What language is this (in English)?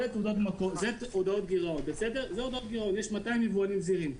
Hebrew